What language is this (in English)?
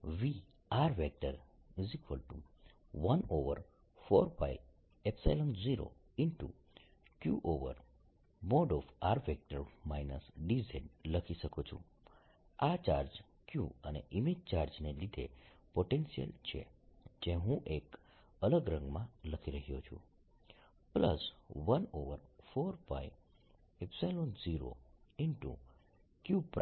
Gujarati